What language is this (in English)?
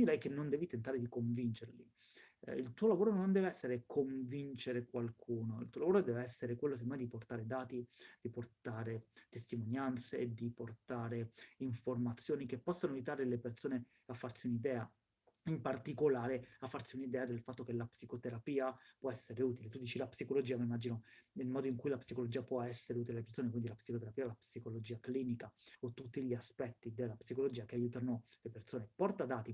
Italian